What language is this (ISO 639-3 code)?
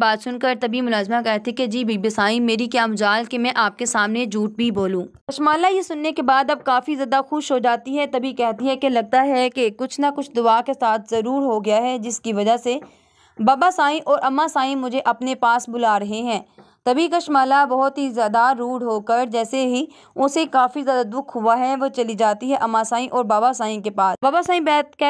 hin